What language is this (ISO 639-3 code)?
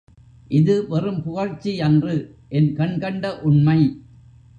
tam